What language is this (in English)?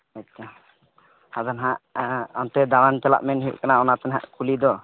Santali